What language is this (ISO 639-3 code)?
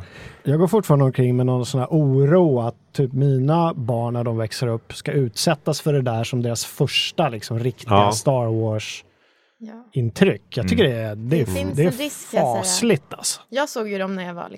swe